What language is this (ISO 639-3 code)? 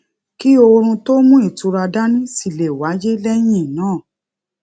yor